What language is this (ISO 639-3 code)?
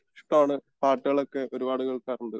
mal